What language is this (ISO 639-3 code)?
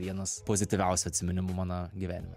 lit